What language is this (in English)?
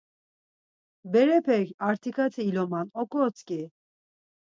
Laz